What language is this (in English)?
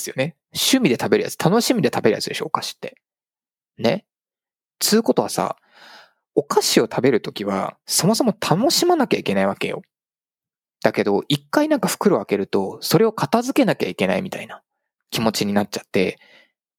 Japanese